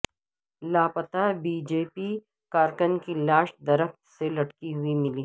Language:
Urdu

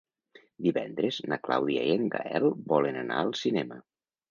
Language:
Catalan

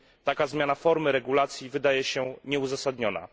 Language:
Polish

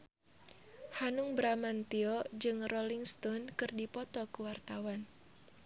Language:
Sundanese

